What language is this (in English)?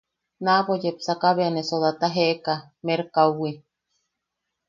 Yaqui